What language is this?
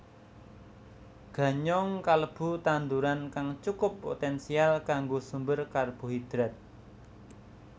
Javanese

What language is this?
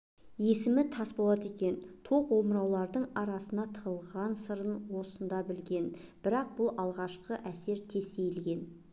Kazakh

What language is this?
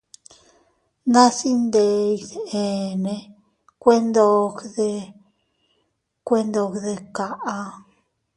Teutila Cuicatec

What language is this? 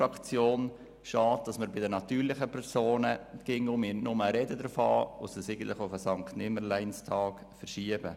Swiss German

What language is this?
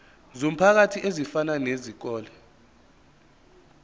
Zulu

